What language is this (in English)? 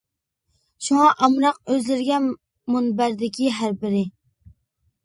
Uyghur